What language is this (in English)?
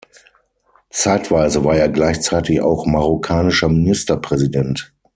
German